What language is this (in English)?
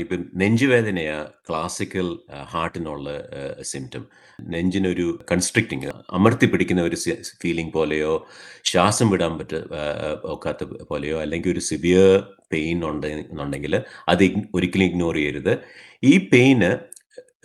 Malayalam